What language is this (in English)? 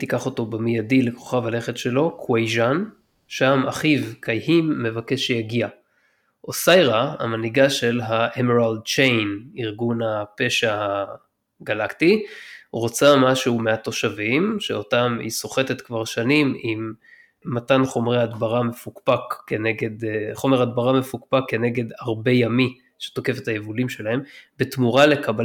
Hebrew